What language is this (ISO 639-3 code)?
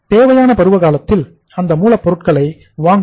tam